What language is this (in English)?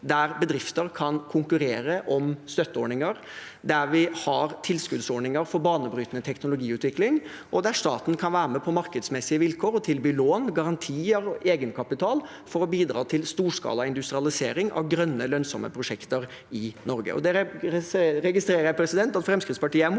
Norwegian